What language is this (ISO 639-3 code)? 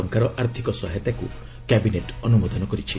ori